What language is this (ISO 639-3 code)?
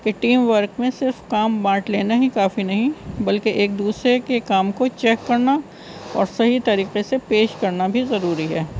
urd